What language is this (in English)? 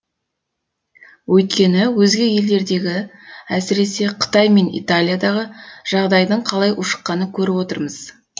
Kazakh